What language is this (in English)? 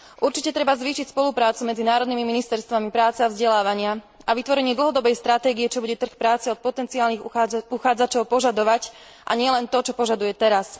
Slovak